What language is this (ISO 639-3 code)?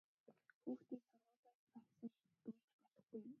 mon